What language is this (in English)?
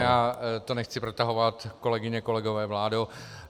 Czech